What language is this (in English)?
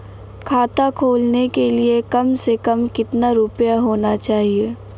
Hindi